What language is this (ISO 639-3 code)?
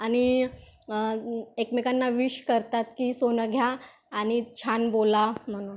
mar